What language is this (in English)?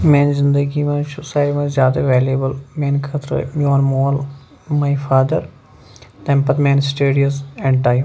Kashmiri